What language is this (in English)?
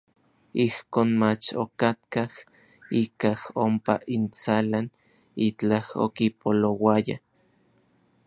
Orizaba Nahuatl